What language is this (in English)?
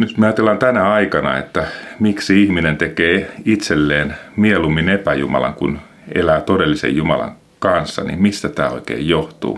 Finnish